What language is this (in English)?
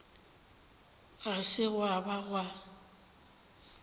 Northern Sotho